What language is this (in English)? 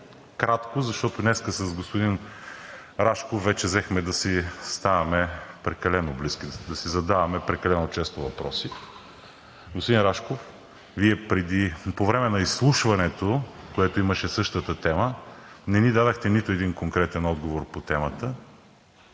Bulgarian